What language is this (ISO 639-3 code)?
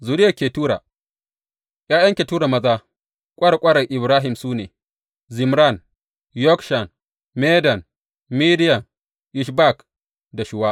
hau